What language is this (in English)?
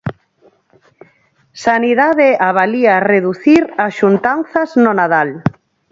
Galician